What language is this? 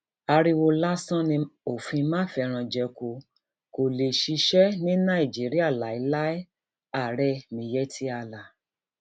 Yoruba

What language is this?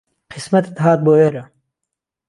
Central Kurdish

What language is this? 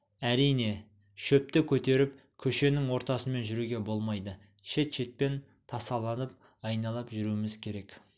Kazakh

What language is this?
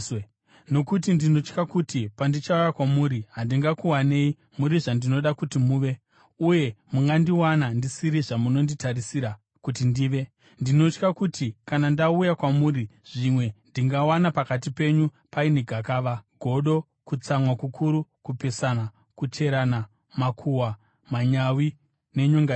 Shona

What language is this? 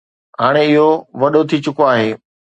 Sindhi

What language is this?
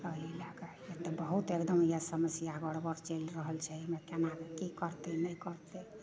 Maithili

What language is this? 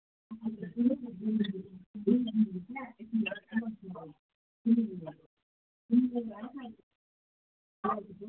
Kashmiri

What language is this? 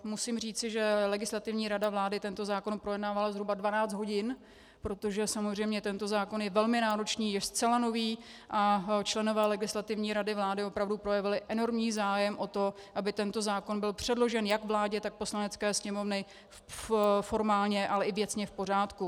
Czech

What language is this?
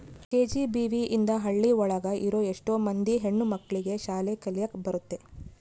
Kannada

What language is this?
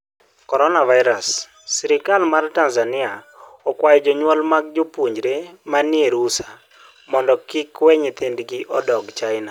Luo (Kenya and Tanzania)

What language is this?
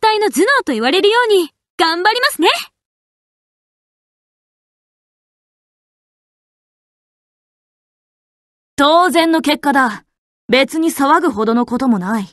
Japanese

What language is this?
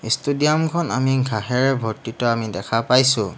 Assamese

